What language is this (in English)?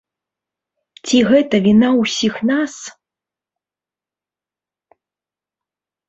Belarusian